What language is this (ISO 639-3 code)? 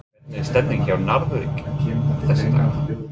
isl